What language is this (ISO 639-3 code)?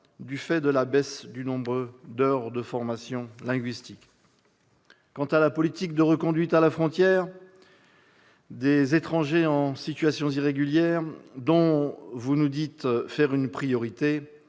fra